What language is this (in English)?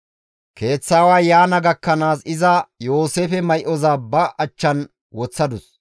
Gamo